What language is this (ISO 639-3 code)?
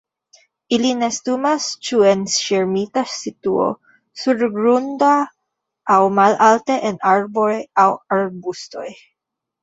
epo